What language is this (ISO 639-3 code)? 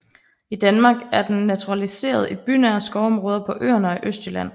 dan